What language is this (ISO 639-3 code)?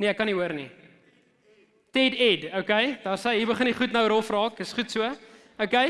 nld